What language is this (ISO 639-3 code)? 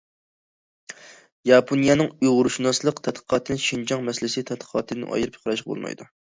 uig